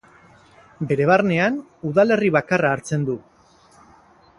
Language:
Basque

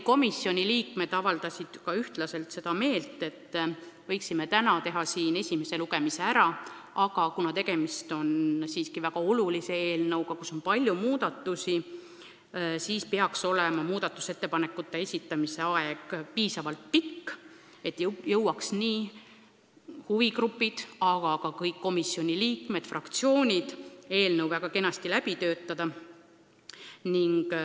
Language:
Estonian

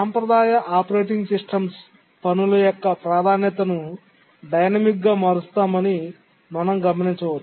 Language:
Telugu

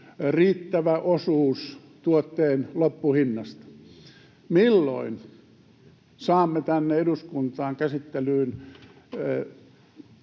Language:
Finnish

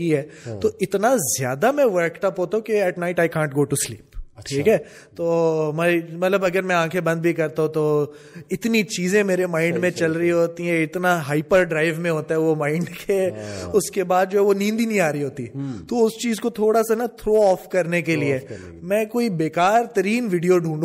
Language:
Urdu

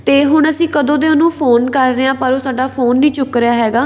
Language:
Punjabi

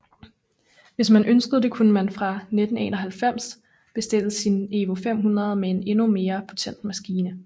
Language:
Danish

